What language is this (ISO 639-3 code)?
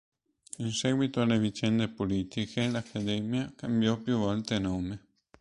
ita